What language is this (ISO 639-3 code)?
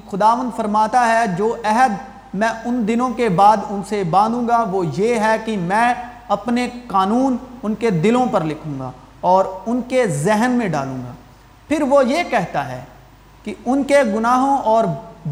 urd